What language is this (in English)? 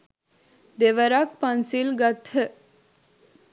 Sinhala